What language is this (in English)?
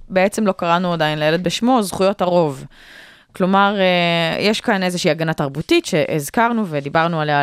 Hebrew